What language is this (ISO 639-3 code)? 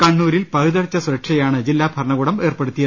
mal